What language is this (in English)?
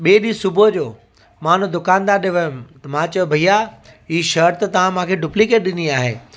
Sindhi